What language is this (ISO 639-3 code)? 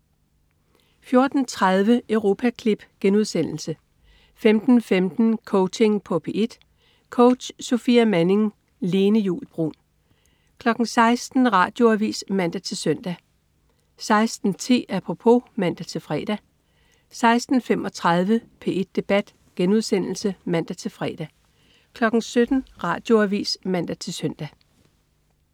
dan